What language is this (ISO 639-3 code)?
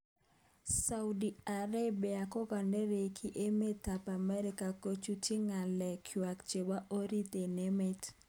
kln